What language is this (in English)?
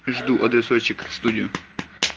Russian